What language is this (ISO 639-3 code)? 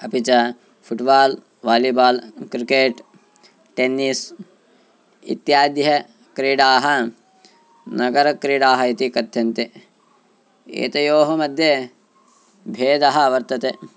san